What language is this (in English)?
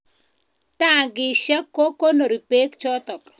Kalenjin